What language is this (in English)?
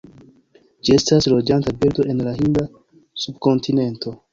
Esperanto